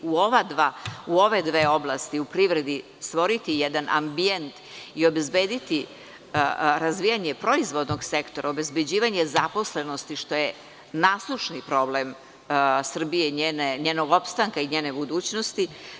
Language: Serbian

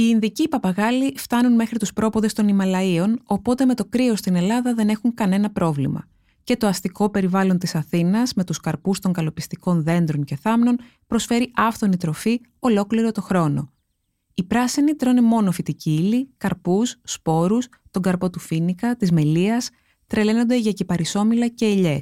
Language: Greek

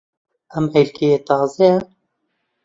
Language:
Central Kurdish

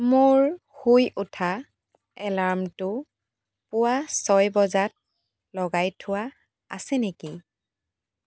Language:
Assamese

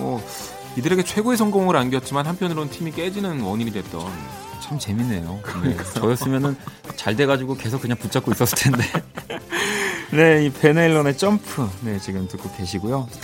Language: Korean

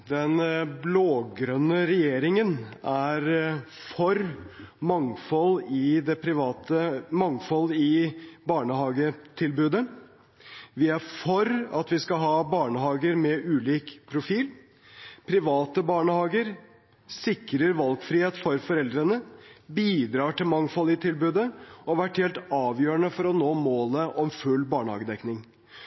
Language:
Norwegian Bokmål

